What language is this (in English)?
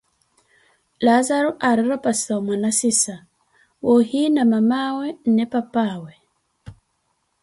Koti